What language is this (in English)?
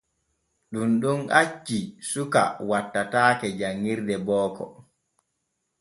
Borgu Fulfulde